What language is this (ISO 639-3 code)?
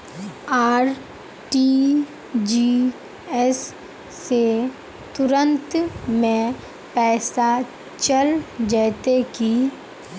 mag